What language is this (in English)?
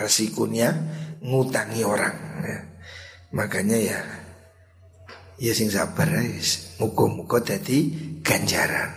Indonesian